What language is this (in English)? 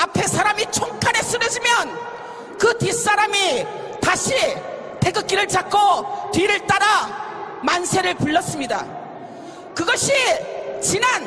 Korean